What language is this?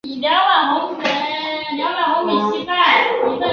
Chinese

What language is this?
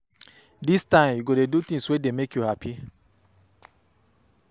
Nigerian Pidgin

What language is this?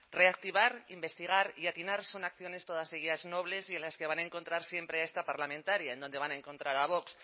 Spanish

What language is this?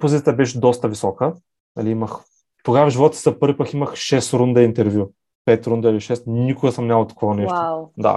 Bulgarian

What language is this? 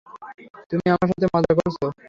Bangla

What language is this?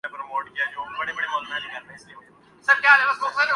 Urdu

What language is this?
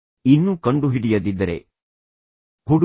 Kannada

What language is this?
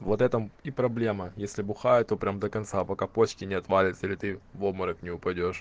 Russian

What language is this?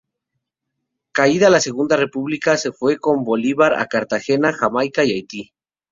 Spanish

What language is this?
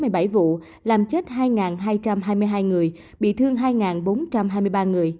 Vietnamese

